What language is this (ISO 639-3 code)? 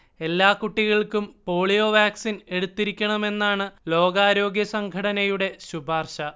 mal